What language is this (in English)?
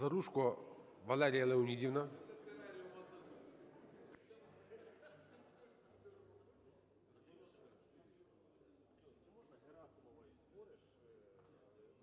Ukrainian